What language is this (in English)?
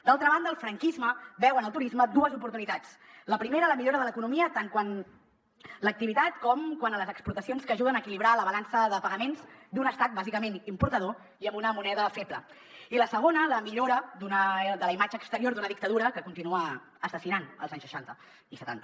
Catalan